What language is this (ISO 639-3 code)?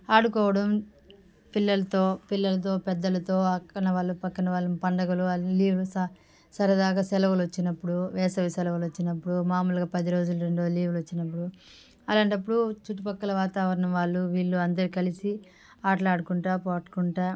tel